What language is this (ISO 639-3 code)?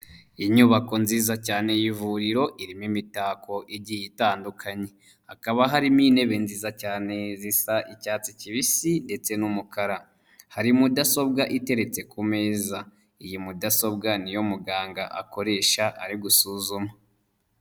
kin